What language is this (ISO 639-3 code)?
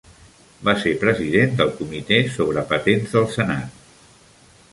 cat